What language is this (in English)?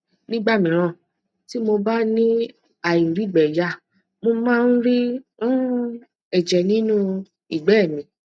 Yoruba